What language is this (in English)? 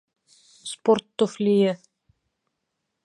Bashkir